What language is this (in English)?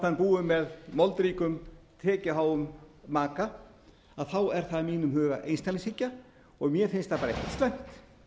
Icelandic